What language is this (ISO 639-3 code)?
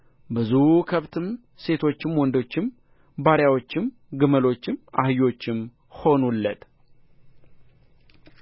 amh